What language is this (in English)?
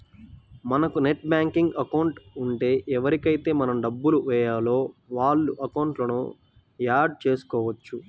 Telugu